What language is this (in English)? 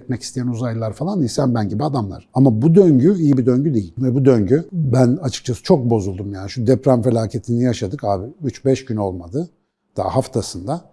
Turkish